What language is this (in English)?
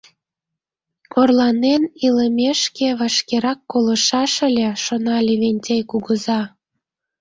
Mari